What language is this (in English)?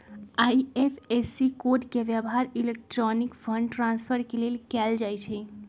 Magahi